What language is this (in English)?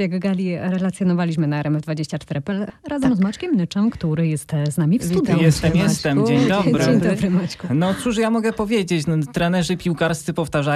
Polish